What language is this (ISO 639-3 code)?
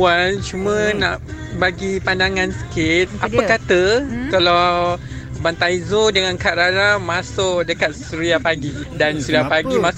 msa